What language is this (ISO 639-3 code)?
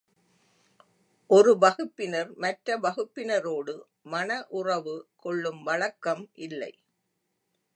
tam